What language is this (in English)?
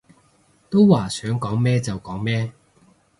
Cantonese